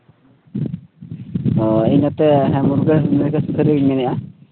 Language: Santali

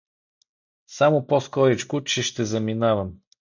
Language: Bulgarian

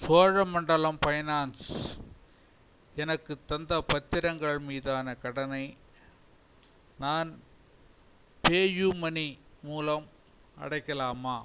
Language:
Tamil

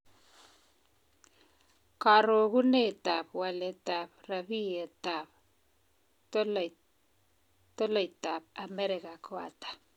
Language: Kalenjin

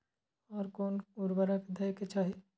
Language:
Maithili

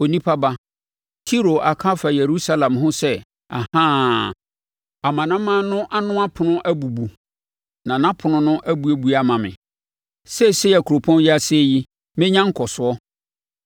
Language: Akan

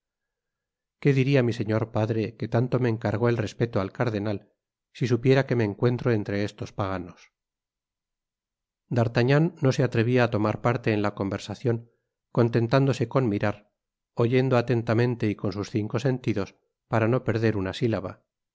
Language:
Spanish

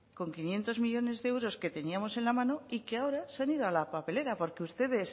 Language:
Spanish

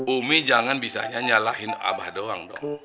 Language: Indonesian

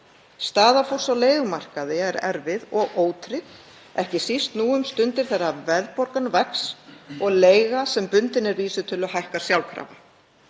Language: Icelandic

